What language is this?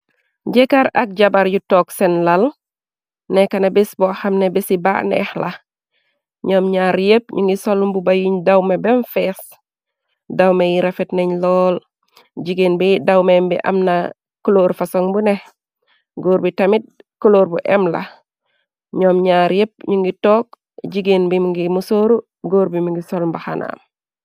Wolof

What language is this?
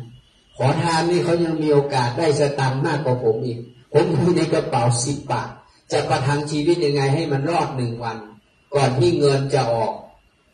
Thai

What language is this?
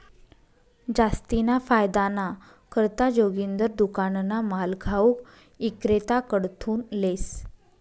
Marathi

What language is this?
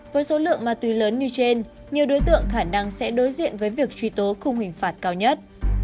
Vietnamese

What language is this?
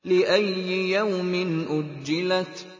Arabic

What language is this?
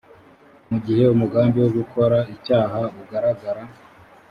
Kinyarwanda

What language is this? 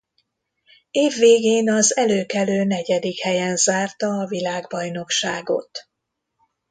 Hungarian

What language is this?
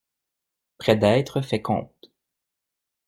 French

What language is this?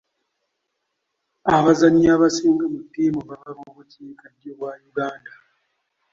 Ganda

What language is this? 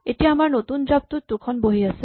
Assamese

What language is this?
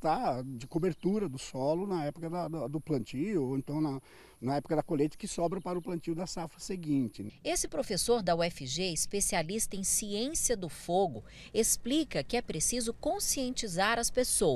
Portuguese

